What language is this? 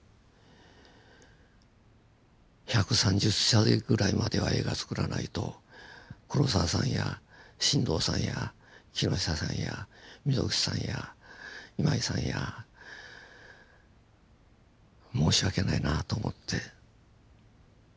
Japanese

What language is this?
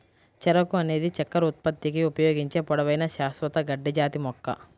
Telugu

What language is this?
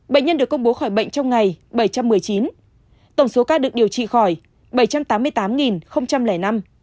Vietnamese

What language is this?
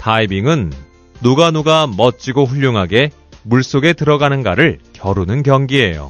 Korean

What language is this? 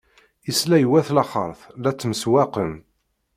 Kabyle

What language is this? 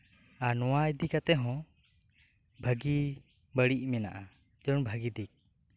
Santali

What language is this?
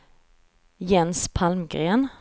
Swedish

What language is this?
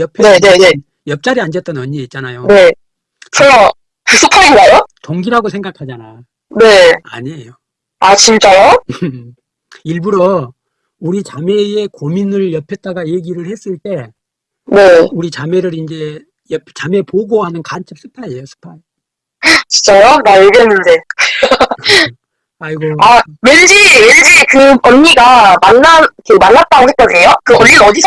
Korean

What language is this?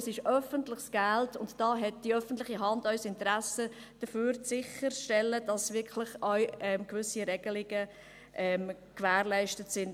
Swiss German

